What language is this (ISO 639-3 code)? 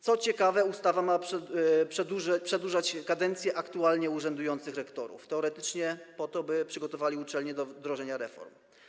pol